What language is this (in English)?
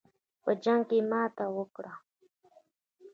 Pashto